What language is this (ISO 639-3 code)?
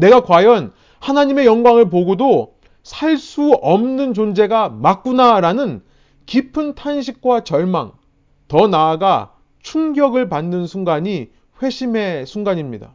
kor